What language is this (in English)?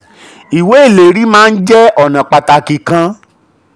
Yoruba